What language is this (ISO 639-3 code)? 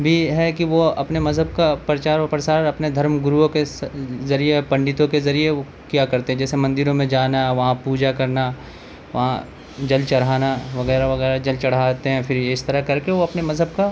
urd